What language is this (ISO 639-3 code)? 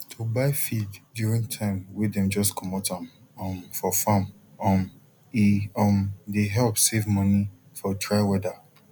pcm